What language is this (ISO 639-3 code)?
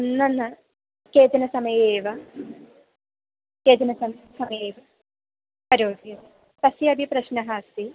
san